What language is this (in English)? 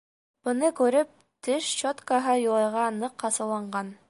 Bashkir